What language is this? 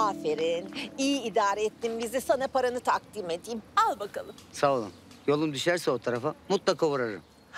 Turkish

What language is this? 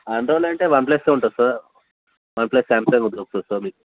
Telugu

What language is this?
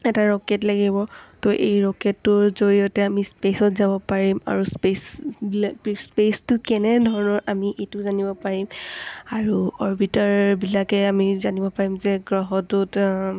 Assamese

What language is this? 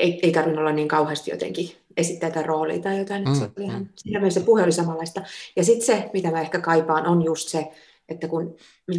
Finnish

